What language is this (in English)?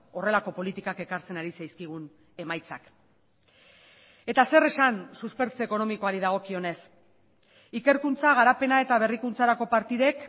Basque